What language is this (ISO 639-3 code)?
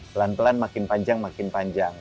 ind